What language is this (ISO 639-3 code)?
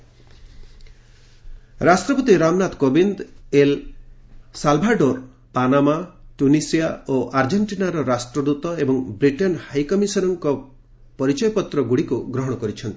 ori